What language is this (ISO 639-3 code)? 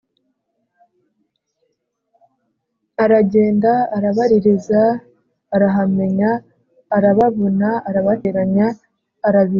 kin